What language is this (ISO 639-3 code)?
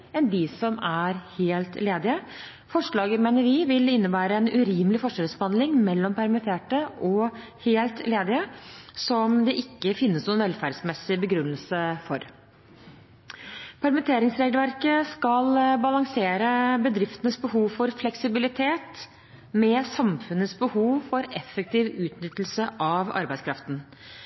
nob